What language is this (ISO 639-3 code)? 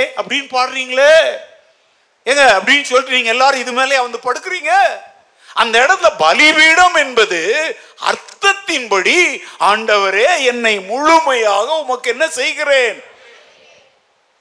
tam